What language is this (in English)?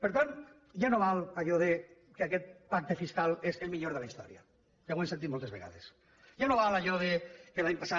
Catalan